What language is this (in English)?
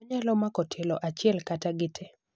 Luo (Kenya and Tanzania)